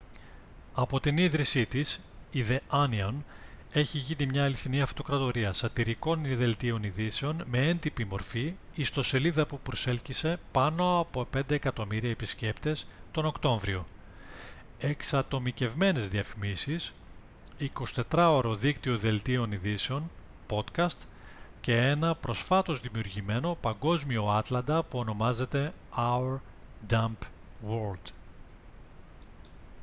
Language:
Greek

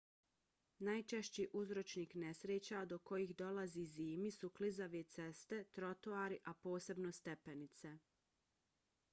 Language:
Bosnian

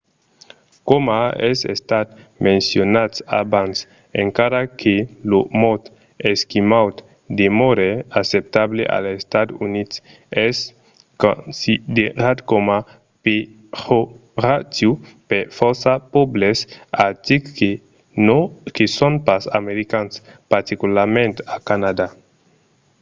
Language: Occitan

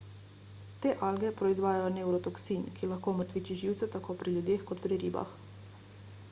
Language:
Slovenian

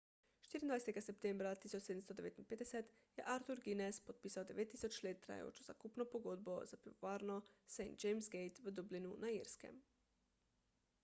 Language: Slovenian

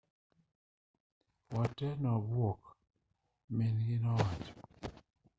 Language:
Luo (Kenya and Tanzania)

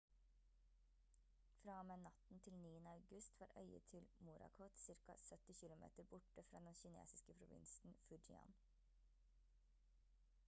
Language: Norwegian Bokmål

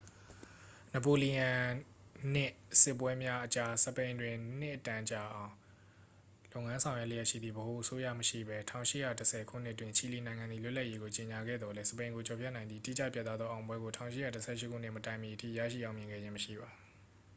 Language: Burmese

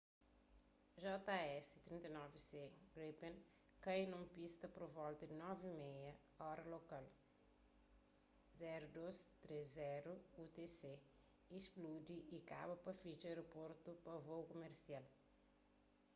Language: Kabuverdianu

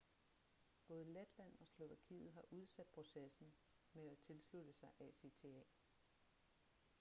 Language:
Danish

